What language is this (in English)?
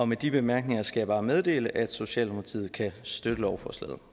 Danish